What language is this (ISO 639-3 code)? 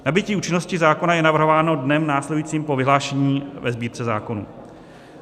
ces